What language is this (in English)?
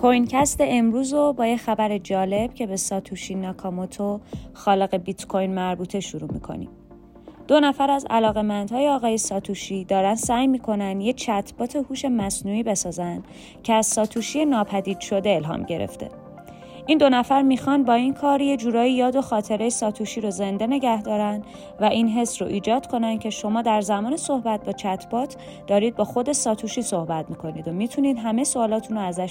Persian